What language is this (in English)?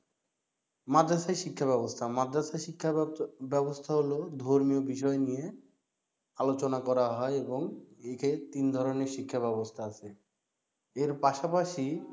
Bangla